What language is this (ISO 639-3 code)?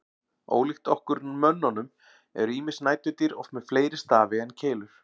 isl